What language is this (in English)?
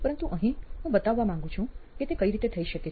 Gujarati